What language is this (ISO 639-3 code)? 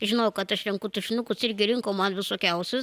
lit